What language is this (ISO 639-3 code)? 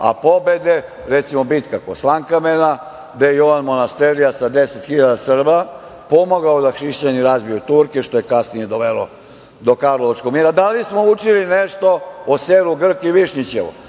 srp